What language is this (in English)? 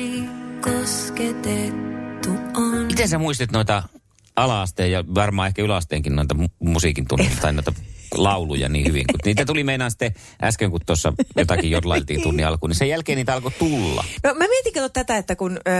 Finnish